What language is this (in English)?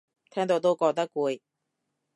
Cantonese